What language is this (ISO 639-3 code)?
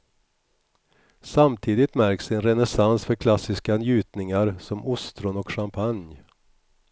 swe